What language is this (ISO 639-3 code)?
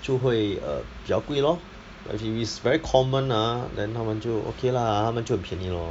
eng